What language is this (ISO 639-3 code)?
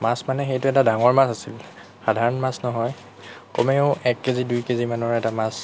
asm